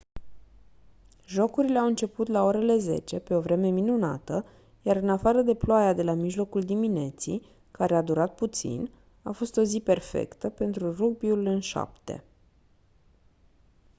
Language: Romanian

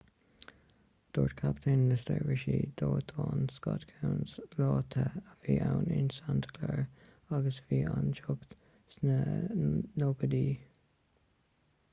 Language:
Irish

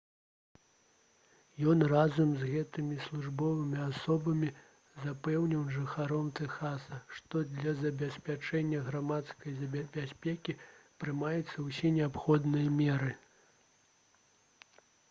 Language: Belarusian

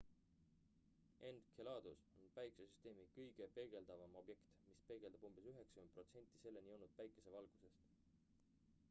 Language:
Estonian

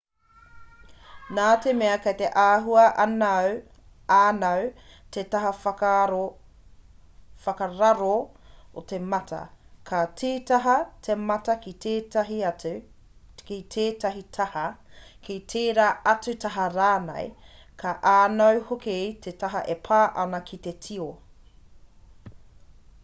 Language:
Māori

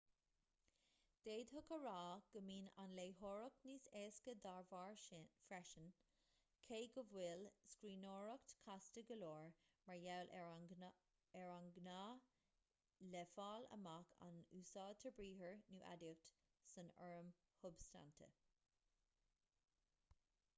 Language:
Irish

